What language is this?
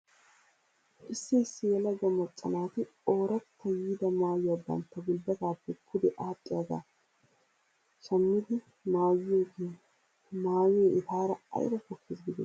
Wolaytta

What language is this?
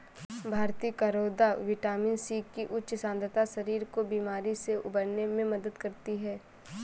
Hindi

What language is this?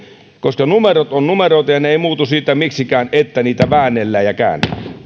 Finnish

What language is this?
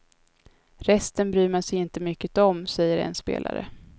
Swedish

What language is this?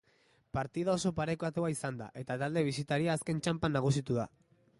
Basque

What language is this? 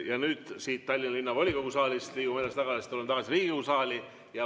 Estonian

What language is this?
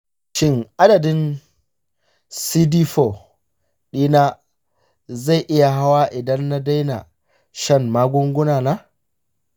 Hausa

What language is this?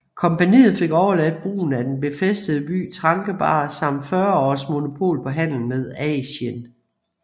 Danish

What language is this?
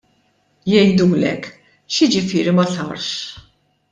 Maltese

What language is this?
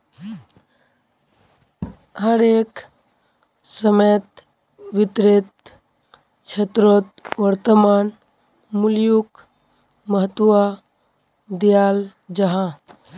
Magahi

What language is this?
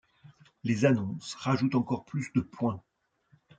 French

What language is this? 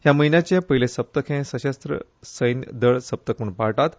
Konkani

